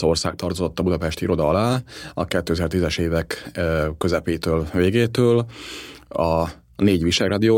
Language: Hungarian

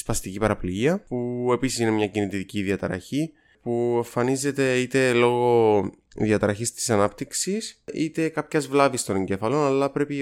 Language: Greek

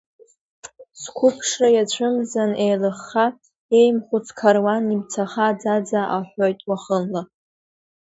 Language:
Abkhazian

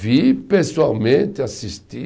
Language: Portuguese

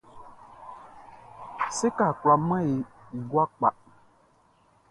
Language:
Baoulé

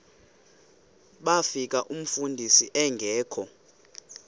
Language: Xhosa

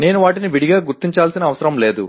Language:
Telugu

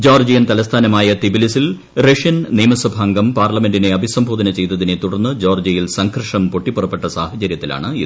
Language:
Malayalam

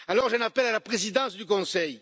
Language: French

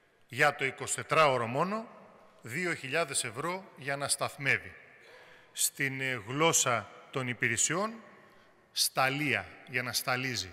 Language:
Greek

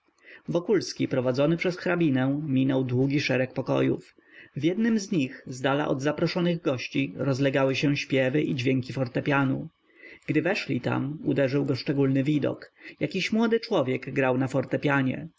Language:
Polish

